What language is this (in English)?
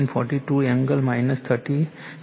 Gujarati